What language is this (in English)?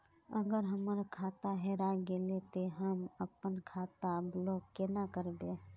Magahi